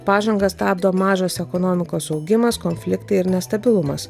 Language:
Lithuanian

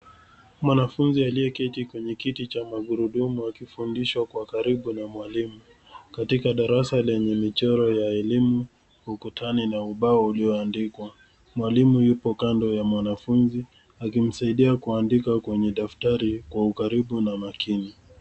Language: Swahili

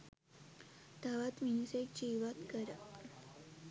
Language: Sinhala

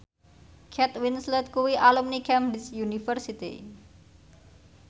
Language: Javanese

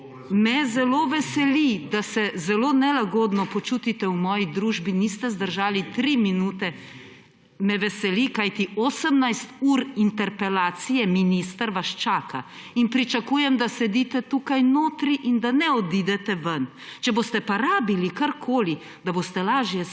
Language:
Slovenian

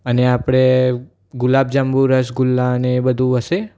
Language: Gujarati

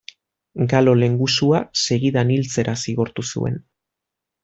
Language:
Basque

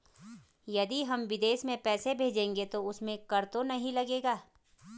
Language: Hindi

